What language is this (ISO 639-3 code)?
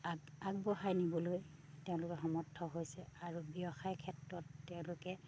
asm